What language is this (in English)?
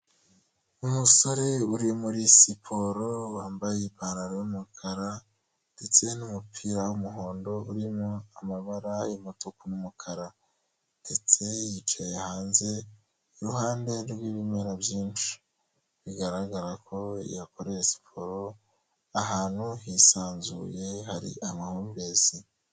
Kinyarwanda